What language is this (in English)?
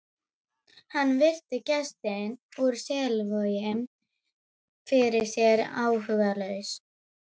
Icelandic